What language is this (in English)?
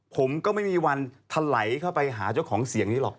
Thai